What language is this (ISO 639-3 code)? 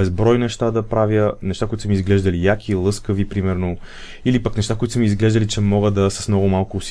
bul